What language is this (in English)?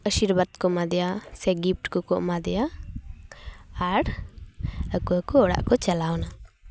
Santali